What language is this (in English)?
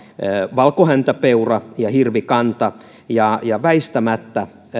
Finnish